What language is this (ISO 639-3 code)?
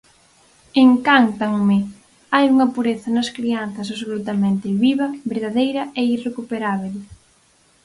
glg